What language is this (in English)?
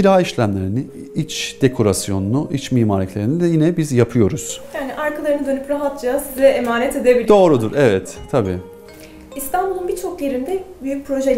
Turkish